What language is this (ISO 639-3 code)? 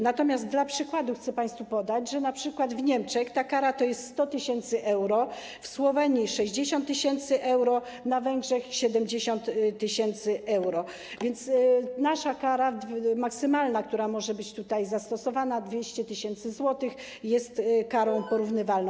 pol